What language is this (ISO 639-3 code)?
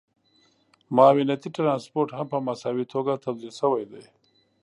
pus